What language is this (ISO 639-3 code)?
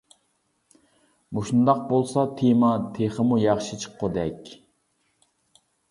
uig